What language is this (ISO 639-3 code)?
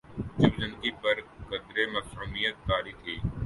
urd